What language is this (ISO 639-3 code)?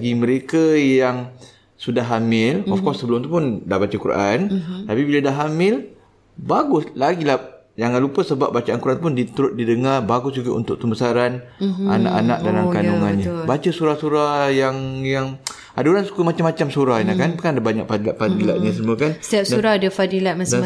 msa